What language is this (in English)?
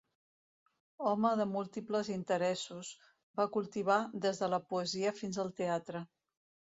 Catalan